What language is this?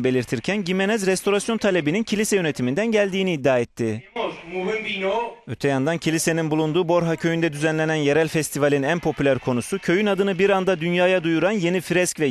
Turkish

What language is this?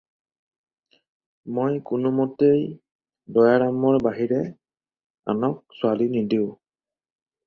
Assamese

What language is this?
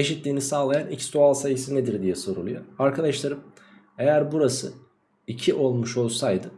Turkish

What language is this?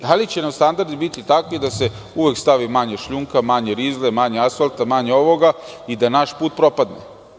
Serbian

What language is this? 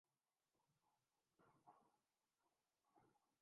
Urdu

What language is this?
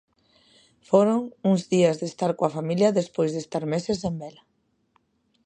Galician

